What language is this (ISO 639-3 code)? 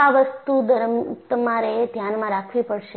guj